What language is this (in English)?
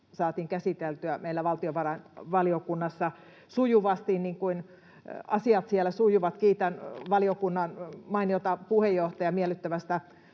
Finnish